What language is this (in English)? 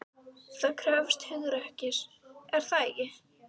Icelandic